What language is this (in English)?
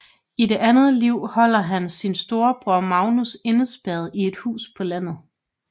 Danish